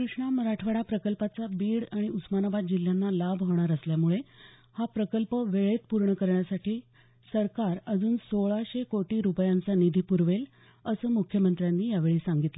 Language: Marathi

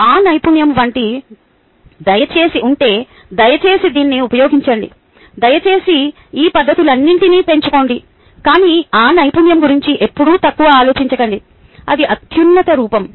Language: Telugu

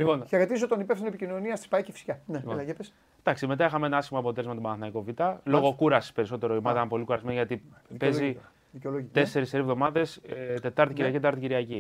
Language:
Greek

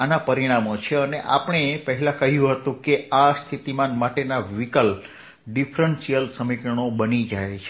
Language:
Gujarati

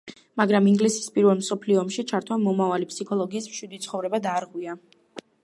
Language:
Georgian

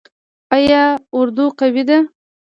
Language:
Pashto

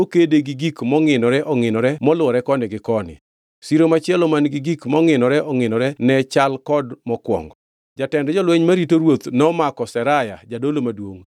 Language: Luo (Kenya and Tanzania)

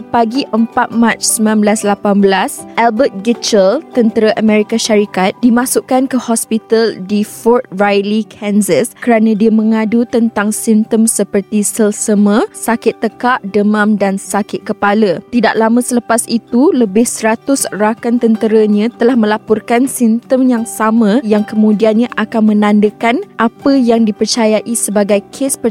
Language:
Malay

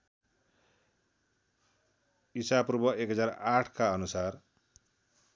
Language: Nepali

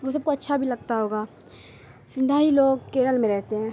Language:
Urdu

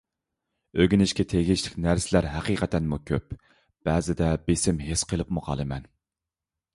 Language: Uyghur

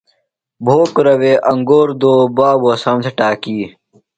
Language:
Phalura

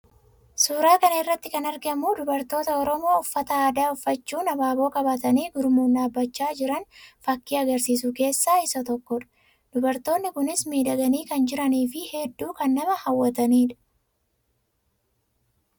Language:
Oromo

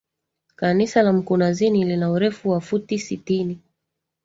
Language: Swahili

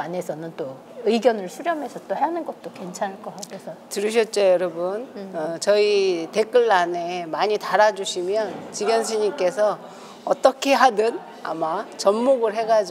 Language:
Korean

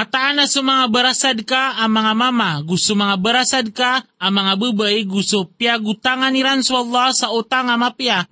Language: Filipino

